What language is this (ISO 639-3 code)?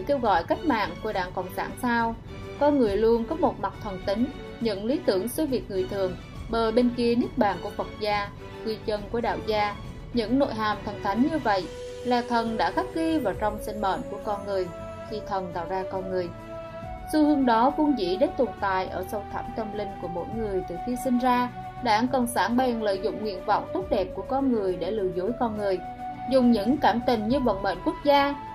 vie